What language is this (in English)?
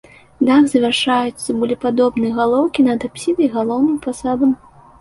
Belarusian